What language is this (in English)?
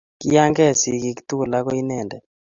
Kalenjin